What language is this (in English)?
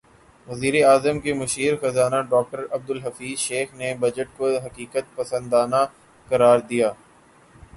Urdu